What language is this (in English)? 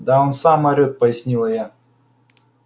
Russian